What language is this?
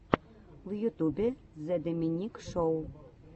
Russian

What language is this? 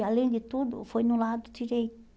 Portuguese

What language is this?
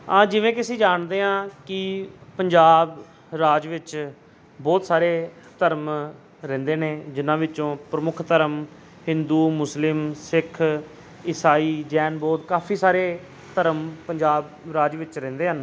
Punjabi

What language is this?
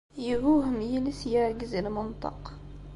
Kabyle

